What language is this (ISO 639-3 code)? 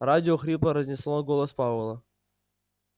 rus